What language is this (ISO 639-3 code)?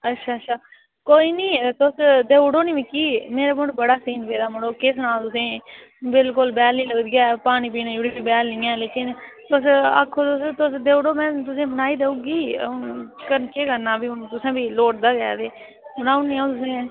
doi